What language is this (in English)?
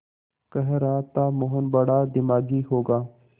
Hindi